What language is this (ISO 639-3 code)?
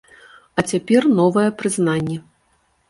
bel